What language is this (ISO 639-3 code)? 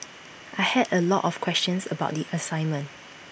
eng